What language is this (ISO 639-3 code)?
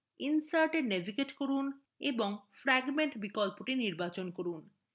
ben